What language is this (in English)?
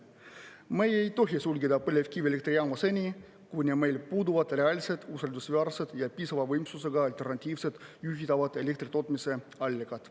Estonian